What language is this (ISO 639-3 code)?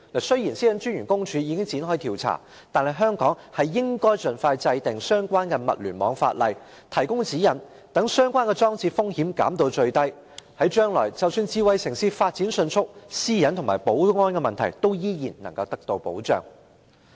yue